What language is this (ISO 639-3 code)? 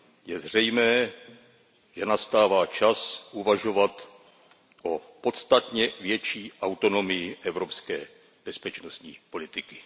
ces